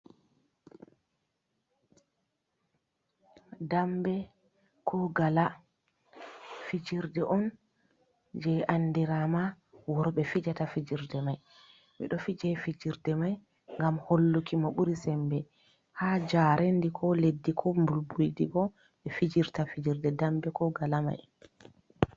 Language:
Fula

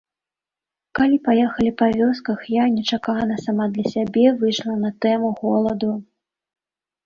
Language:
Belarusian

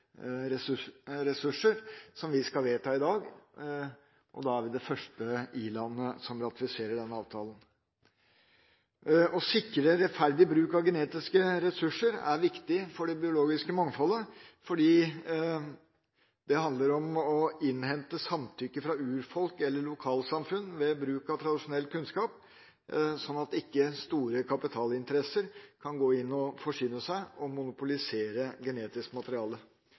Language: Norwegian Bokmål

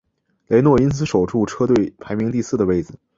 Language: Chinese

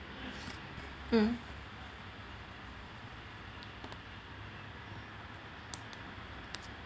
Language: English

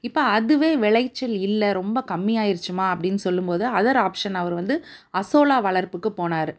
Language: Tamil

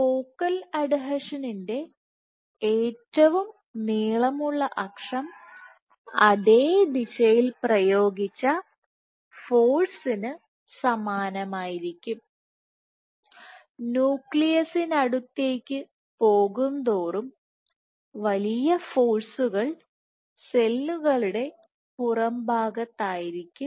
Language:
Malayalam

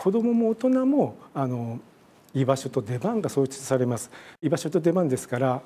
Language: Japanese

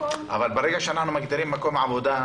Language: Hebrew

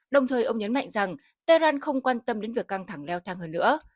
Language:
Vietnamese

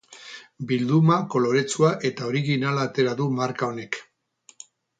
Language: Basque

